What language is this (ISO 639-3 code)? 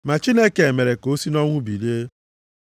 ibo